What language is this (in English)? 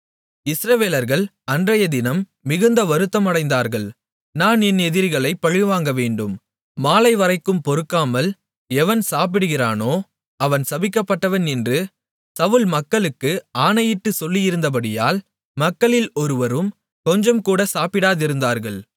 Tamil